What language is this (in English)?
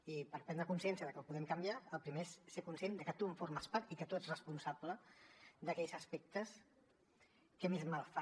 Catalan